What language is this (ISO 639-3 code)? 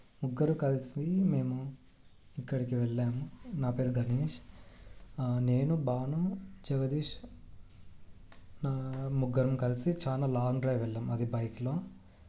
tel